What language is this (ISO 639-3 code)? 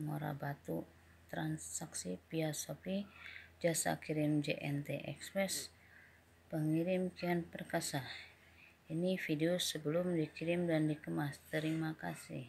ind